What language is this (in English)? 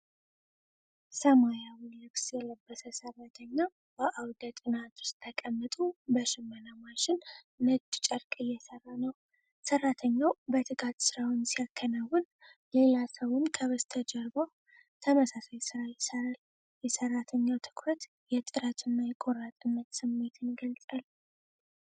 Amharic